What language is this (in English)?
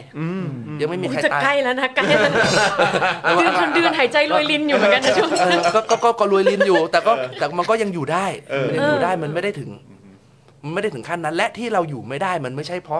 Thai